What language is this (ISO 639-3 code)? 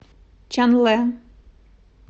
rus